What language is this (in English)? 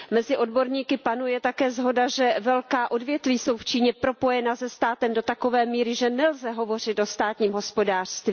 Czech